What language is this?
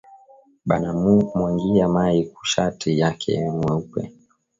Swahili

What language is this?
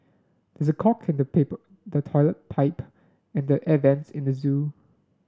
English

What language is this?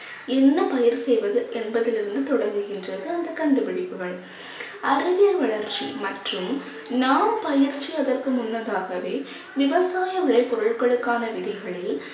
Tamil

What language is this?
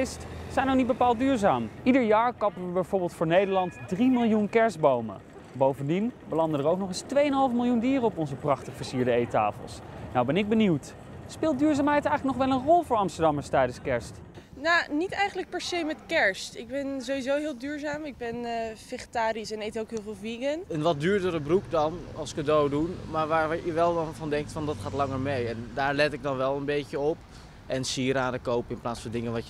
Dutch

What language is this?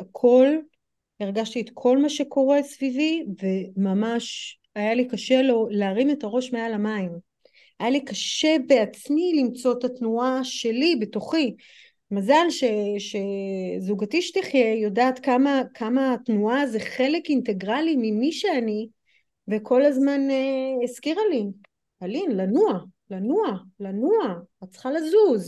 Hebrew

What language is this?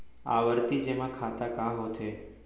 Chhattisgarhi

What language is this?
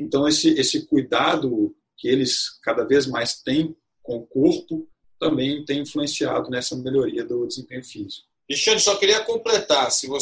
Portuguese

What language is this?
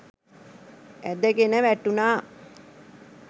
Sinhala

